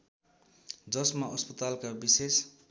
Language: Nepali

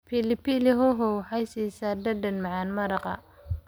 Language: Somali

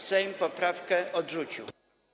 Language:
Polish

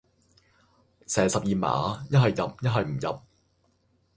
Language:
Cantonese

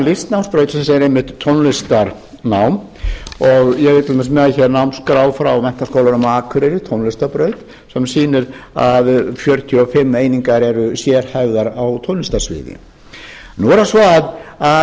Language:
Icelandic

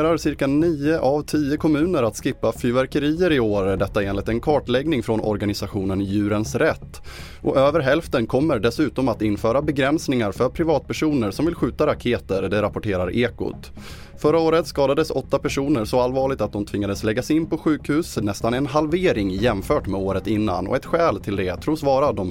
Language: Swedish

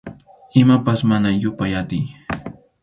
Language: Arequipa-La Unión Quechua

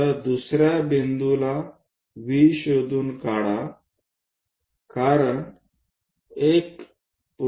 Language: Marathi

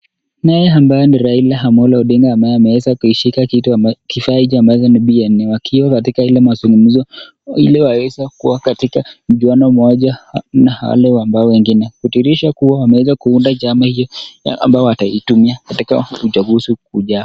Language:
Swahili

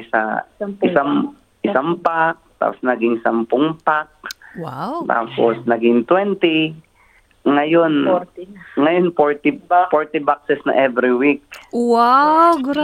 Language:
Filipino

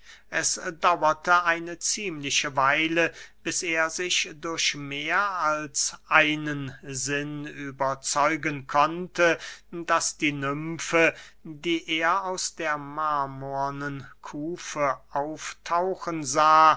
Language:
German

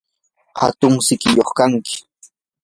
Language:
Yanahuanca Pasco Quechua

